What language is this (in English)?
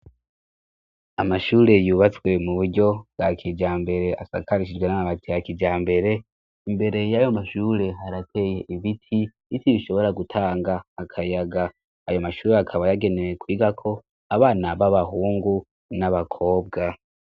Rundi